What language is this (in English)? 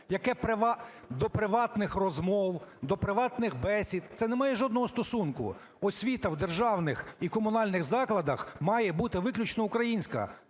Ukrainian